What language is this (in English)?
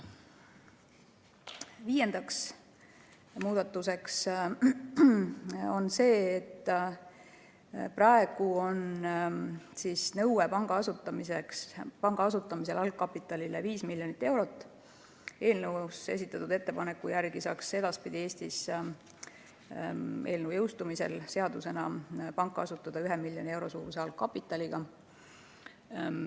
Estonian